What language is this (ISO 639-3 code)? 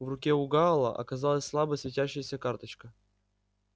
rus